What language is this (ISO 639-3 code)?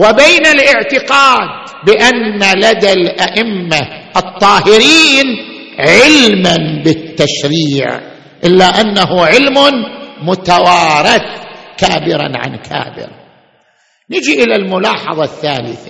ara